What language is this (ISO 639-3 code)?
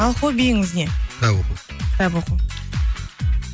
kaz